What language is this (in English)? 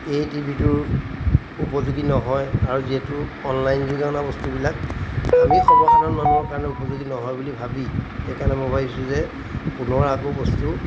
Assamese